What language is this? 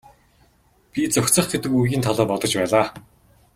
Mongolian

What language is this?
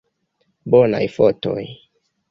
Esperanto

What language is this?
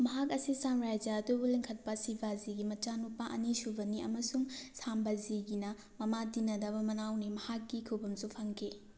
Manipuri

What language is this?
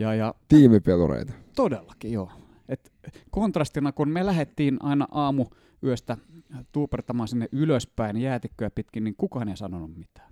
Finnish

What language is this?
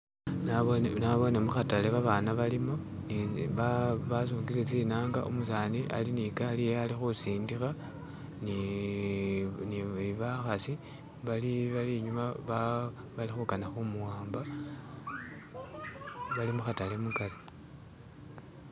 Masaaba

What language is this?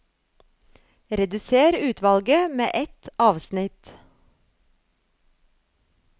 Norwegian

